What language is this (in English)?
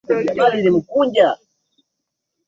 Swahili